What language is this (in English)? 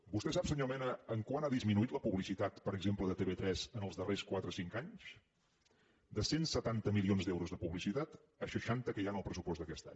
Catalan